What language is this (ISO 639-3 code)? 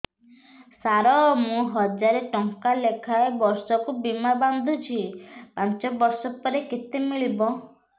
ori